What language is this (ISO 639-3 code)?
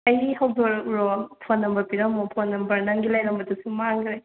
mni